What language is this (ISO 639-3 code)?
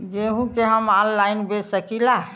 bho